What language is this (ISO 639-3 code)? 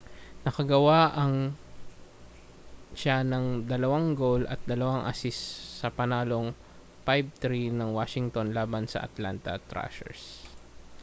fil